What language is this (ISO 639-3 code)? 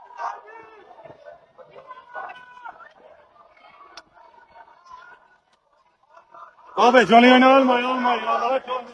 tur